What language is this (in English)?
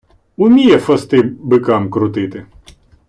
Ukrainian